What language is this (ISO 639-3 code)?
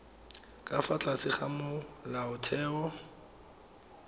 tsn